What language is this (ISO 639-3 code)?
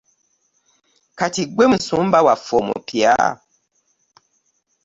lug